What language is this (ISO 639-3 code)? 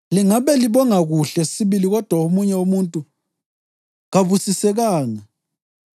nde